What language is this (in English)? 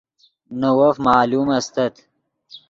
Yidgha